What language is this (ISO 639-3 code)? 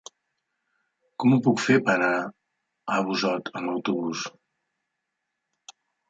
cat